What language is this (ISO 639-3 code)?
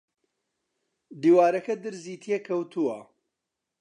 ckb